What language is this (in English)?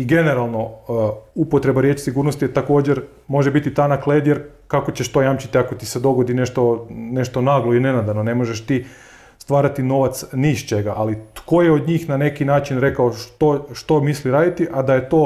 Croatian